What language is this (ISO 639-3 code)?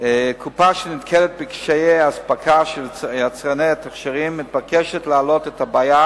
heb